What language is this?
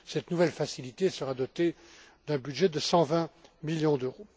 French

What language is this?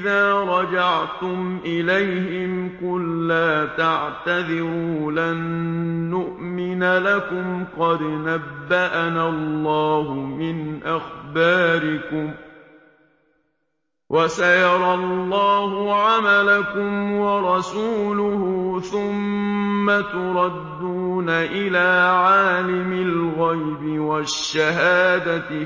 Arabic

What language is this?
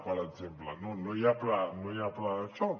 Catalan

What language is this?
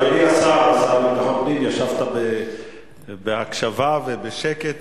Hebrew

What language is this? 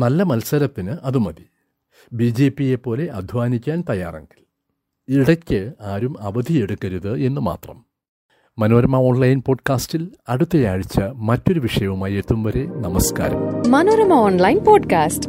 Malayalam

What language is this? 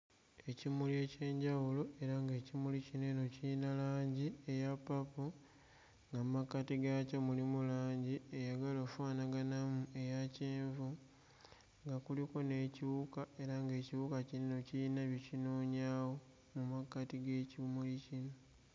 Ganda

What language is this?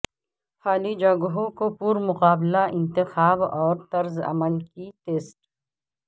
Urdu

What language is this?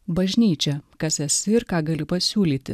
Lithuanian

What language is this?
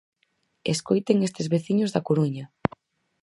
Galician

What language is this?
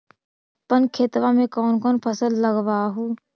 Magahi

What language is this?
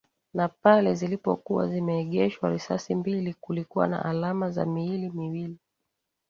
Swahili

